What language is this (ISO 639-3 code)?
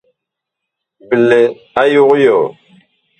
bkh